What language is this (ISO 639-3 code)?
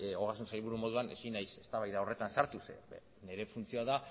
eus